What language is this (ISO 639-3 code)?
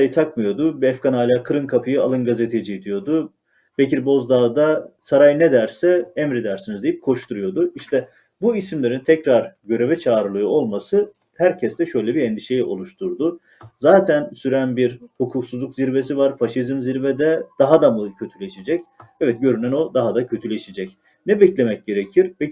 tur